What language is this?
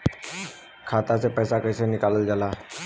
Bhojpuri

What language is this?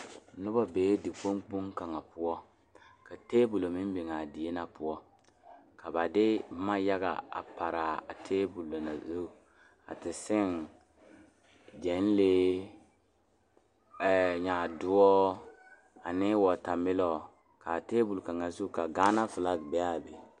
Southern Dagaare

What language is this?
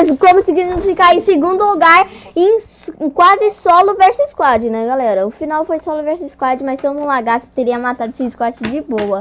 Portuguese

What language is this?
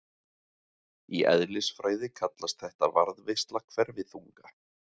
Icelandic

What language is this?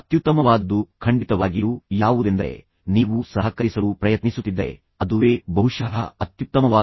Kannada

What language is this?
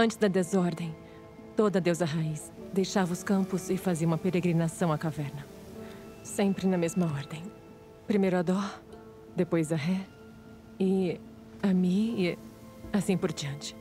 Portuguese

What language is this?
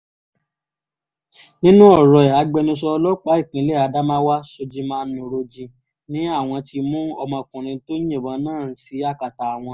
Yoruba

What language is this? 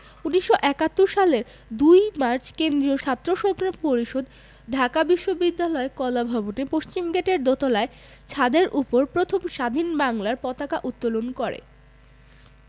Bangla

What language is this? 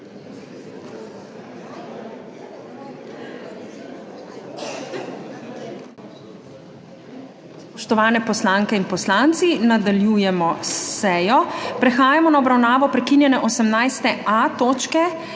Slovenian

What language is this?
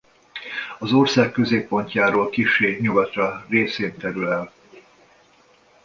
Hungarian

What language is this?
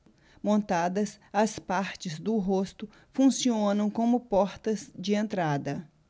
Portuguese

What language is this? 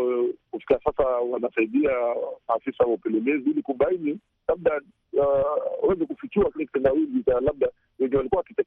Swahili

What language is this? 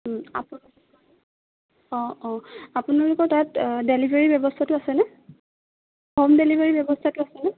Assamese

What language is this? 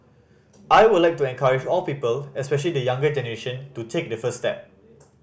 English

